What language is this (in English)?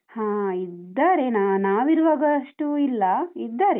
Kannada